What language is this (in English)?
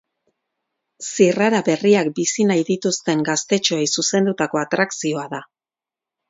Basque